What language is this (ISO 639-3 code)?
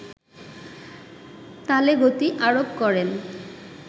ben